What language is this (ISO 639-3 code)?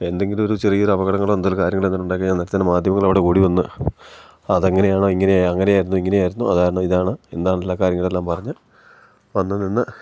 mal